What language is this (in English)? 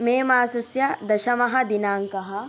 Sanskrit